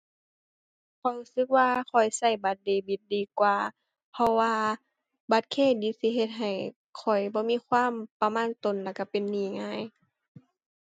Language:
Thai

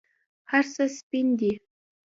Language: Pashto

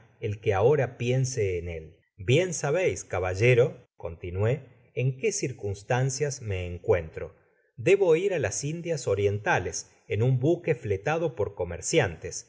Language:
Spanish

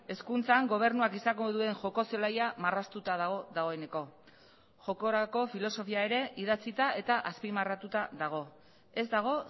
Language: Basque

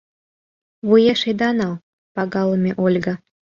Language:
Mari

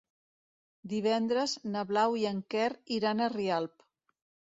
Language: Catalan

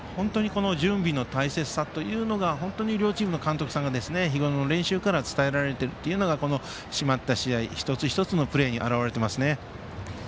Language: Japanese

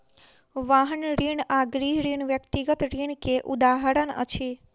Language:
Maithili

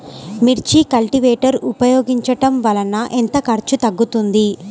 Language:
Telugu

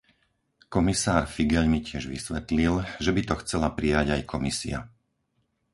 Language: Slovak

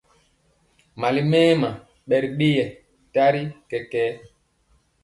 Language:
Mpiemo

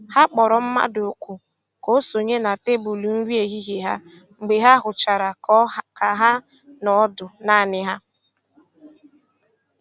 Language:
Igbo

